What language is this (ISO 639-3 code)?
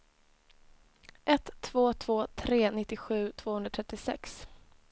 swe